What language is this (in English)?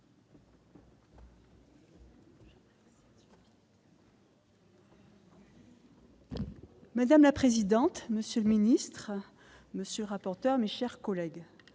French